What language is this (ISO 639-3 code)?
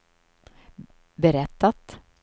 swe